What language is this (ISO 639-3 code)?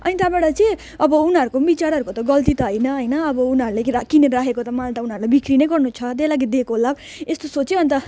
nep